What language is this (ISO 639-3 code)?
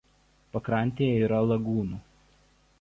lit